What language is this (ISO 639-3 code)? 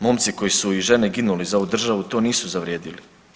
hrv